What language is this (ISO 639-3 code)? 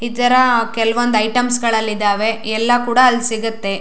kan